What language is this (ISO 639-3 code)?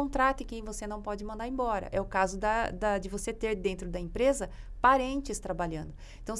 por